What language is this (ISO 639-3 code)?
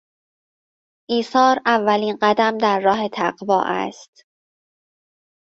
fas